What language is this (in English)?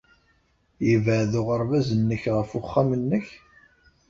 Kabyle